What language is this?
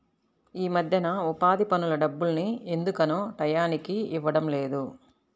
Telugu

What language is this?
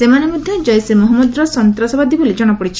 Odia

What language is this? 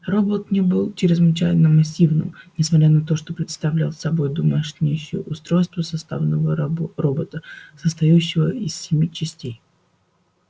Russian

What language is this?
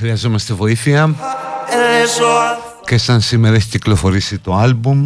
Greek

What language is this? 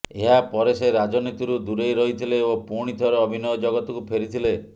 Odia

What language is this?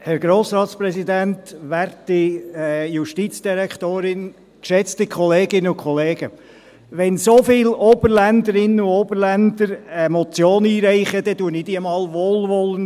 Swiss German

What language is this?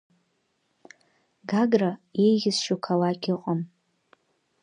Abkhazian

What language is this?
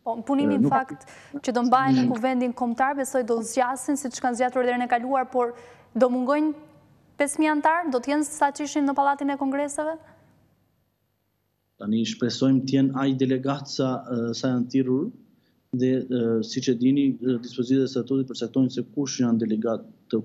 Portuguese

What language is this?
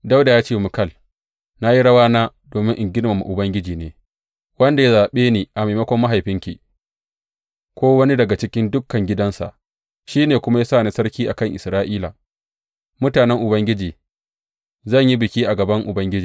Hausa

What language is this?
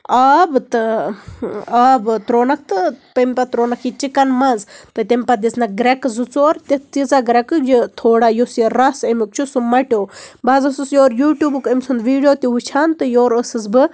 Kashmiri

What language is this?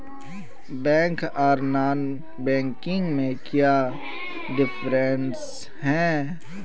Magahi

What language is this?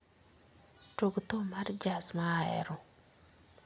Luo (Kenya and Tanzania)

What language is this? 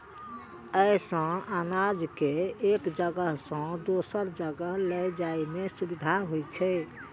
Maithili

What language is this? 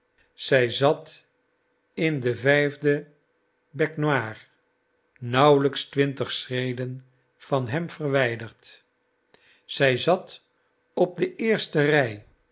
Dutch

